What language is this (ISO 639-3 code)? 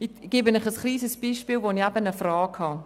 gsw